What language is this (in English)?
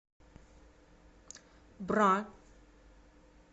Russian